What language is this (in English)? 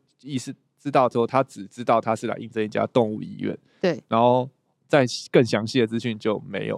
Chinese